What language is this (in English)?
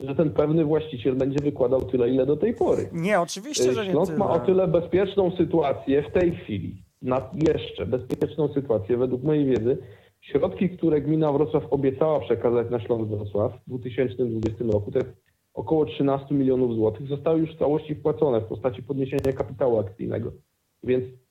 Polish